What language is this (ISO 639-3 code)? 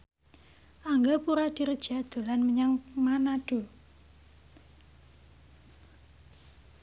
jav